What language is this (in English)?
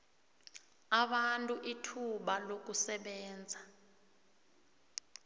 South Ndebele